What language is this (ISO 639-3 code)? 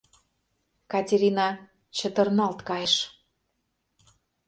chm